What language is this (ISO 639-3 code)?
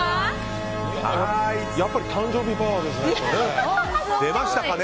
jpn